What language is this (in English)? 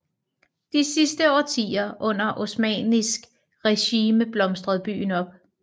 Danish